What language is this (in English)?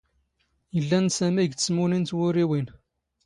Standard Moroccan Tamazight